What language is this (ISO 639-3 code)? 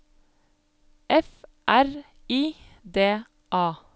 nor